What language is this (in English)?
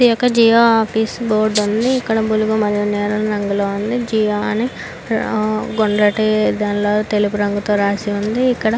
Telugu